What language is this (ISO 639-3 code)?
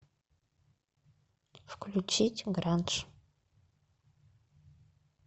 rus